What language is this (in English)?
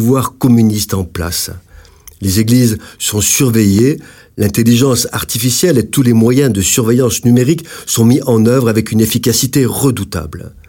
French